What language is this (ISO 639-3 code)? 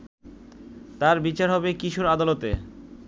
ben